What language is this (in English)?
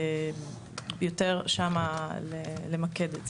Hebrew